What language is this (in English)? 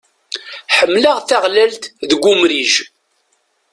Kabyle